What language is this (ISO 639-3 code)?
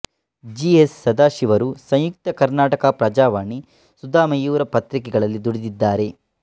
kan